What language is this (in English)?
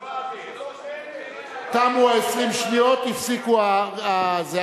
Hebrew